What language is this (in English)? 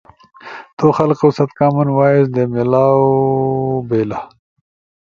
Ushojo